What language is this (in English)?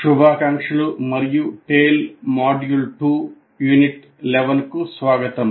Telugu